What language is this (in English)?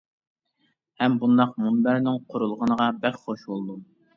Uyghur